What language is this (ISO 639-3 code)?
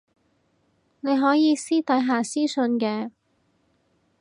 yue